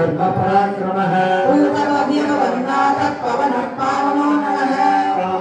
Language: Arabic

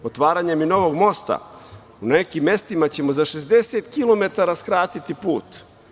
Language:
Serbian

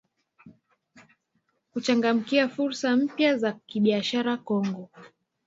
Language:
Swahili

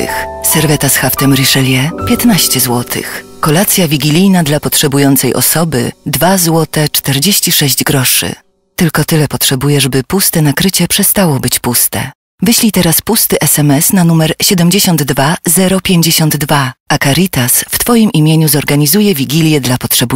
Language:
Polish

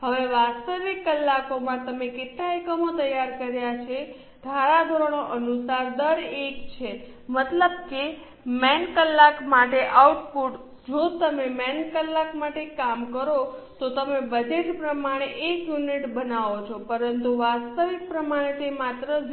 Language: Gujarati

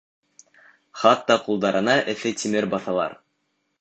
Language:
Bashkir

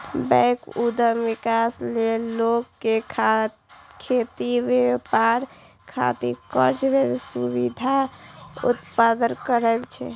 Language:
Maithili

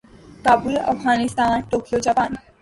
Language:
Urdu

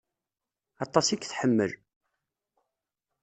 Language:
Kabyle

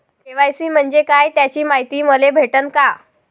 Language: Marathi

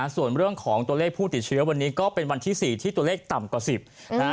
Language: Thai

